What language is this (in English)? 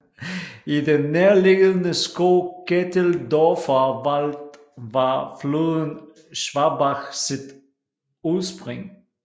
Danish